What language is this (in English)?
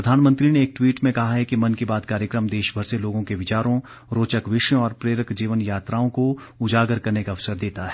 Hindi